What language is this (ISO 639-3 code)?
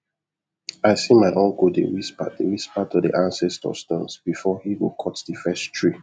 pcm